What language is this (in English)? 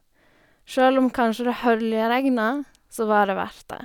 Norwegian